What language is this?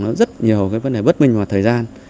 Vietnamese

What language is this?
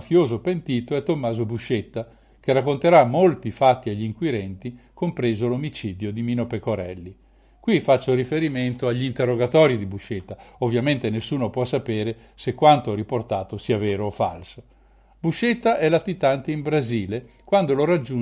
Italian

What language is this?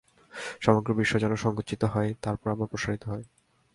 Bangla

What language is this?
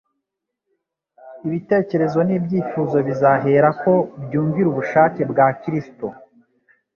Kinyarwanda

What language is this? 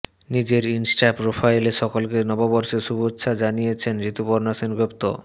Bangla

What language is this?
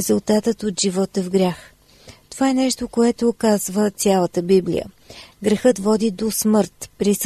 Bulgarian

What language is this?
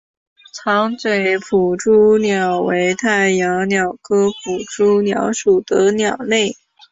Chinese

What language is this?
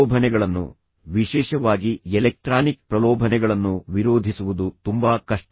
Kannada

